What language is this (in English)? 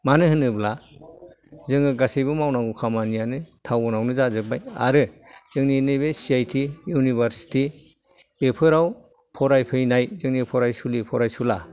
Bodo